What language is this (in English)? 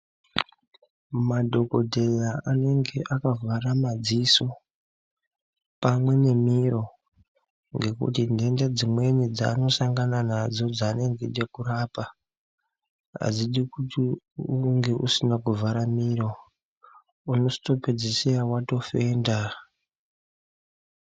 Ndau